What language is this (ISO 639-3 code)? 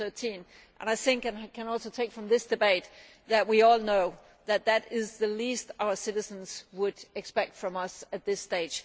eng